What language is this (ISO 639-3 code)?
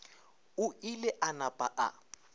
nso